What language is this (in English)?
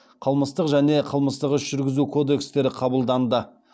Kazakh